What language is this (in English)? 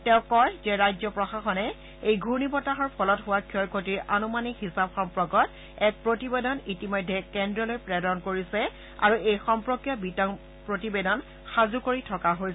Assamese